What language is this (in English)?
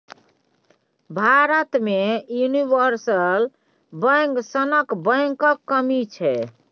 Maithili